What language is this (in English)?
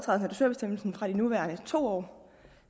Danish